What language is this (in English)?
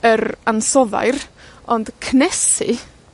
Welsh